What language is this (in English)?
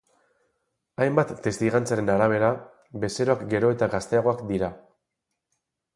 Basque